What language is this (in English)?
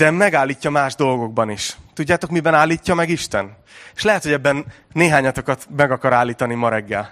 Hungarian